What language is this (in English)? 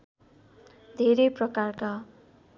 Nepali